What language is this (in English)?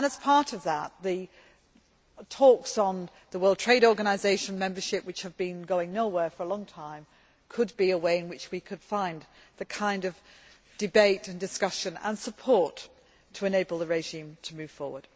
English